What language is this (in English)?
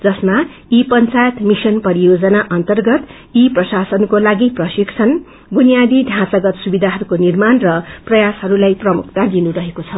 Nepali